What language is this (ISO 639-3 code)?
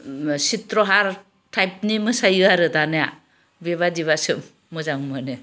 brx